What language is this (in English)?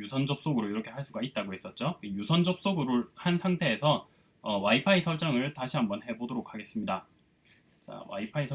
Korean